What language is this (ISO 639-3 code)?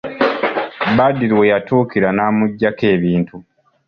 lug